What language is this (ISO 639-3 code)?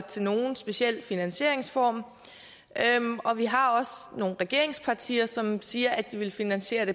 dan